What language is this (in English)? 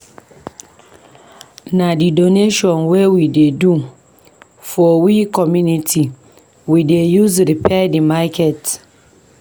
Nigerian Pidgin